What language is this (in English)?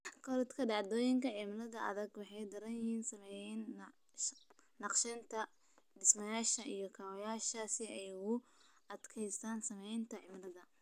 Somali